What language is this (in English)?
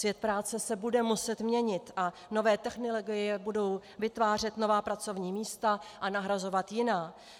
Czech